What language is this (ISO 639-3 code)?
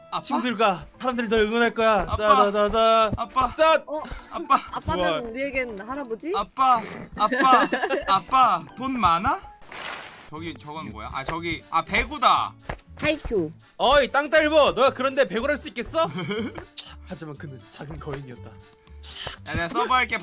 kor